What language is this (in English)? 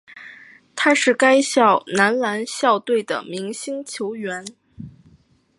Chinese